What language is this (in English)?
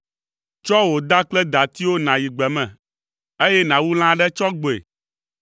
Ewe